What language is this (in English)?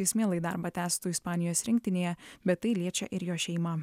Lithuanian